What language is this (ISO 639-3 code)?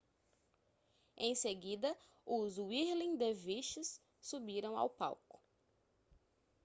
por